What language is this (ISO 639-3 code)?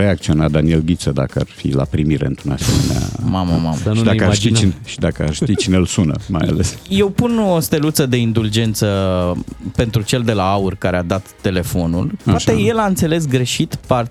ron